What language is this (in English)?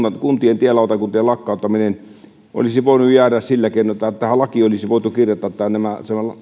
Finnish